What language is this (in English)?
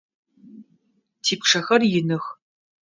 Adyghe